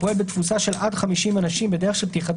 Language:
Hebrew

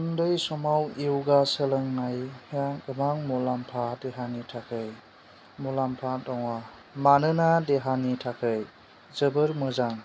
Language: Bodo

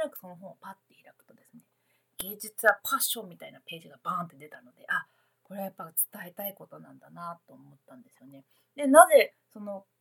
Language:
Japanese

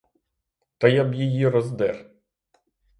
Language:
Ukrainian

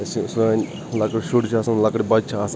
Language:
Kashmiri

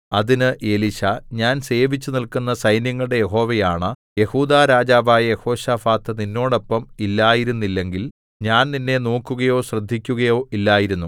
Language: Malayalam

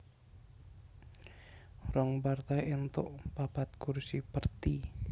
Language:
Javanese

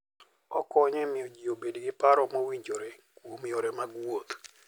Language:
Luo (Kenya and Tanzania)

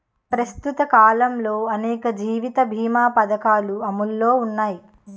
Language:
Telugu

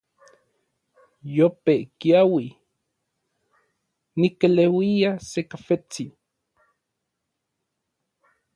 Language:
Orizaba Nahuatl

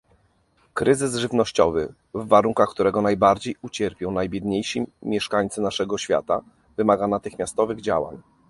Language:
Polish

